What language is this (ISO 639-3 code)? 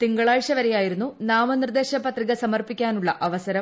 mal